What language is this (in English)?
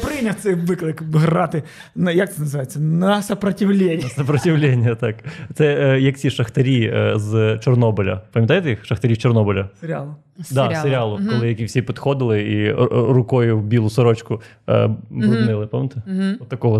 Ukrainian